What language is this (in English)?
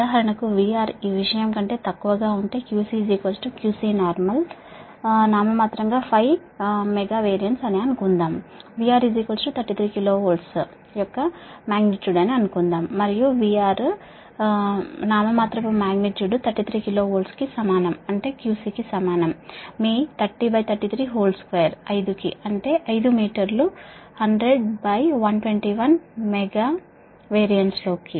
Telugu